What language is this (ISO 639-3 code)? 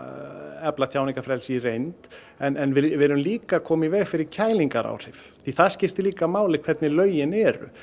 isl